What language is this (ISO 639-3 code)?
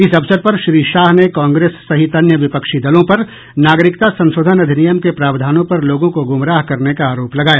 hin